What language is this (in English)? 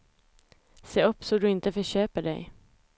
Swedish